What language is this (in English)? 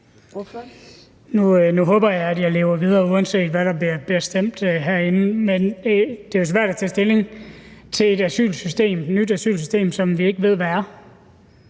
Danish